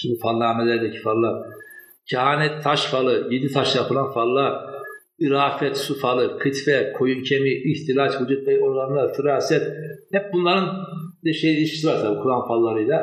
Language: Turkish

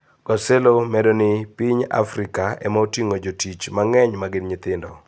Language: Luo (Kenya and Tanzania)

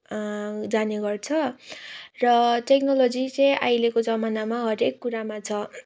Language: Nepali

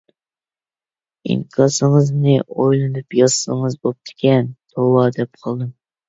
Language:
Uyghur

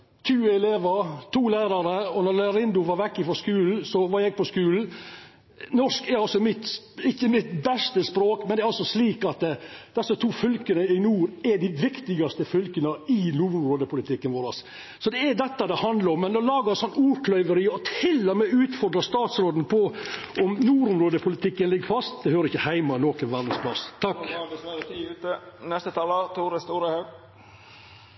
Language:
Norwegian Nynorsk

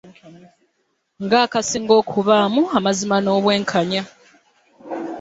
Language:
Ganda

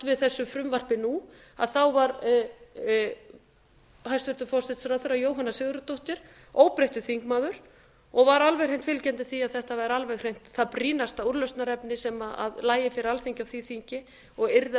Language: Icelandic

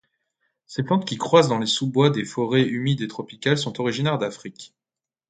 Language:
French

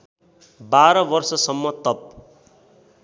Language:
Nepali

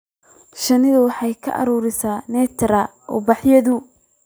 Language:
Somali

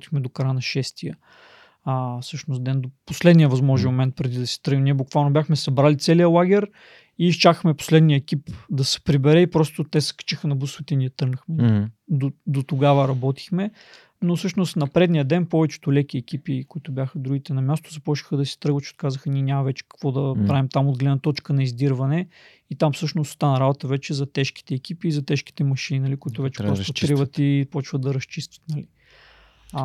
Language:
Bulgarian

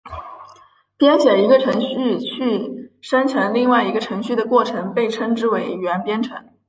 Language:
Chinese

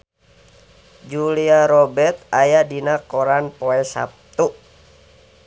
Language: Sundanese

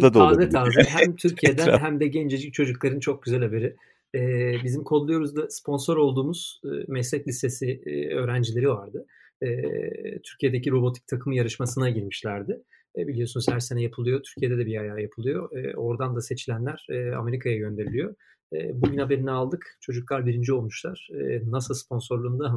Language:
Turkish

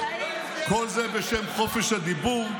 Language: Hebrew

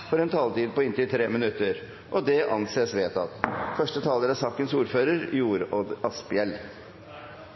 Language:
Norwegian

